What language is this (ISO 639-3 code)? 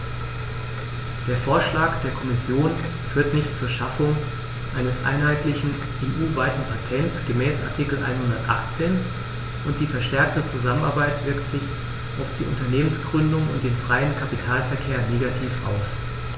deu